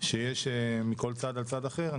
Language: Hebrew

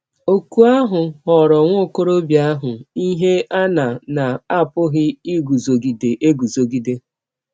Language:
Igbo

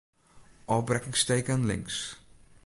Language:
Western Frisian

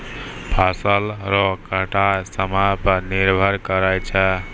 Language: Maithili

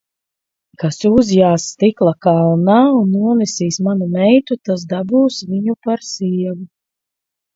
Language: Latvian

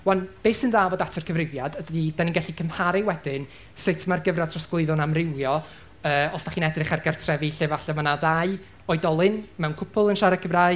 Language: Welsh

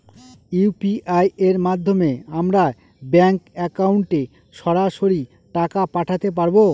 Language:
Bangla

